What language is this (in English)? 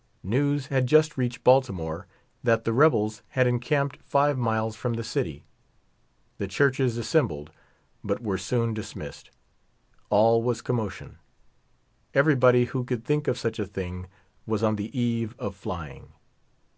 English